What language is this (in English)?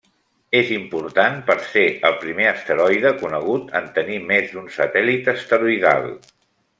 Catalan